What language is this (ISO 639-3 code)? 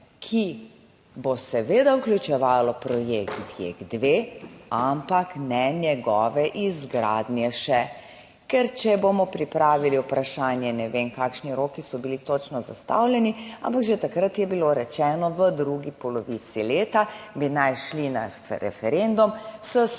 slv